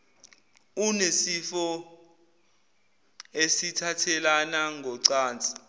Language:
Zulu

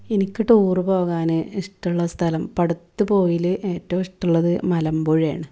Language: Malayalam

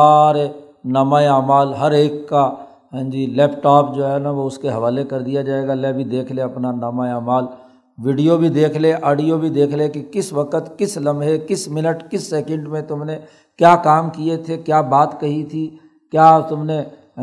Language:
Urdu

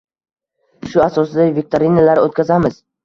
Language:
Uzbek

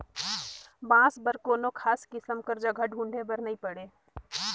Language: Chhattisgarhi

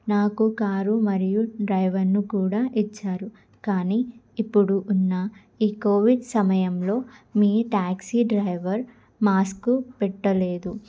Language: Telugu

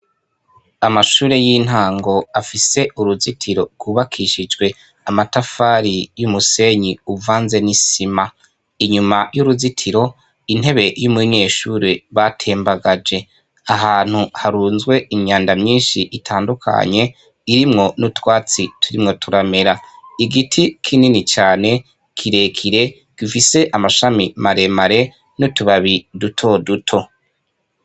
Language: Rundi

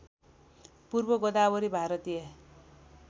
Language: Nepali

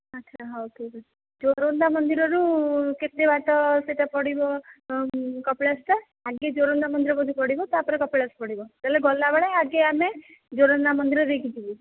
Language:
Odia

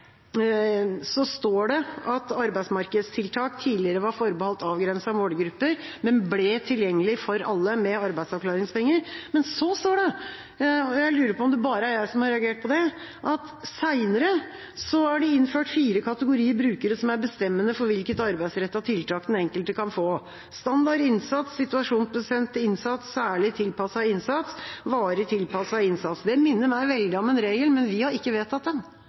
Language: Norwegian Bokmål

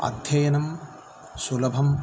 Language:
Sanskrit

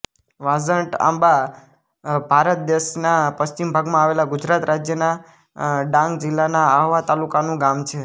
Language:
Gujarati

